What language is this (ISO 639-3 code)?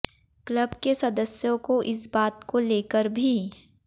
hin